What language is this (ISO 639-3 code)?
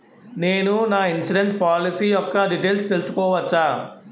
tel